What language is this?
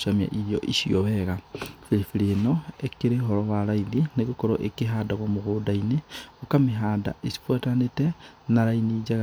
Kikuyu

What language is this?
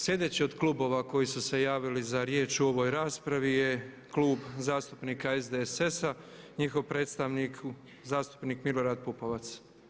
Croatian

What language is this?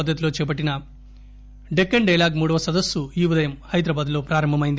Telugu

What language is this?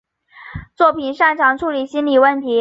Chinese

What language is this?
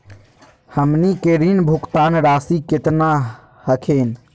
Magahi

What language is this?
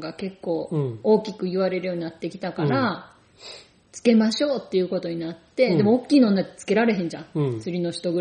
Japanese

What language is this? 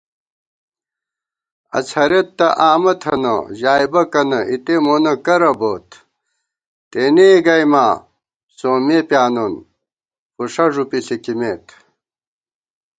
Gawar-Bati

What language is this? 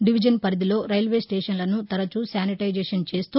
Telugu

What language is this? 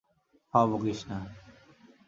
Bangla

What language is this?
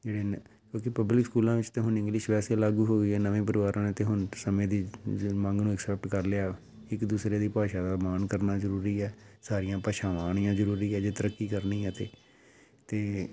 Punjabi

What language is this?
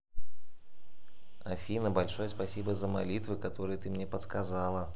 Russian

